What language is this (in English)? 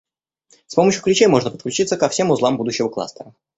Russian